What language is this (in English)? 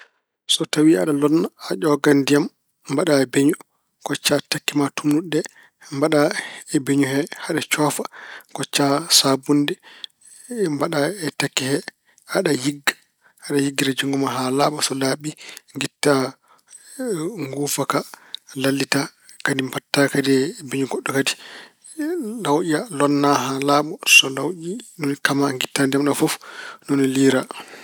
Fula